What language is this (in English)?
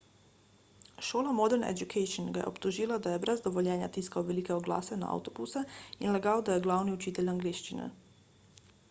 Slovenian